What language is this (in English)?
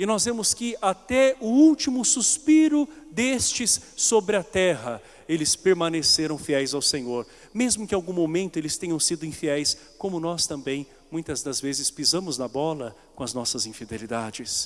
Portuguese